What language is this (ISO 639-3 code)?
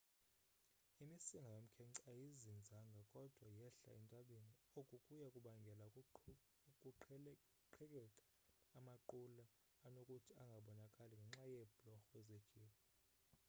xho